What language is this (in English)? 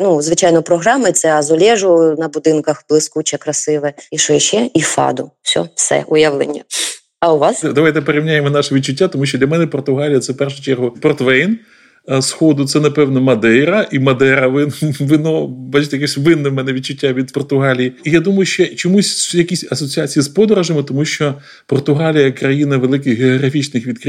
Ukrainian